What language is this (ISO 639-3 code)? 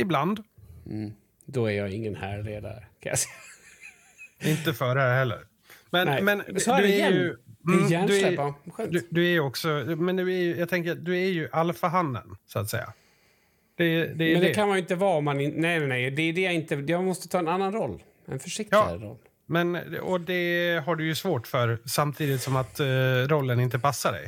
swe